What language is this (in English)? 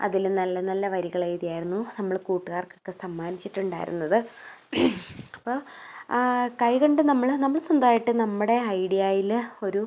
Malayalam